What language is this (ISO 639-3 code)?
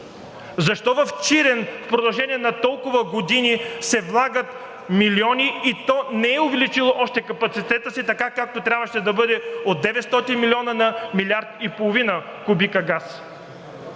bul